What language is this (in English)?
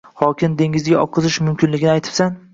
Uzbek